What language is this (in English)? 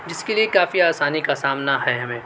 Urdu